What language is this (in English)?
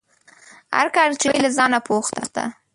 Pashto